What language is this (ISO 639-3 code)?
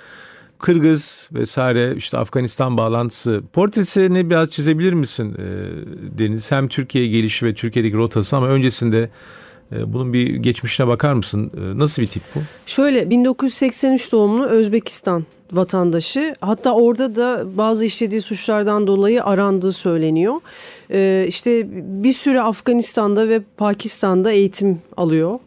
tur